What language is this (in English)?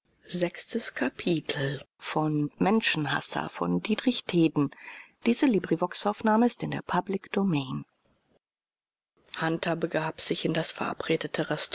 German